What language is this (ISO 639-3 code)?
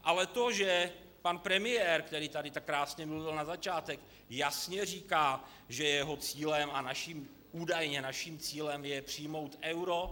ces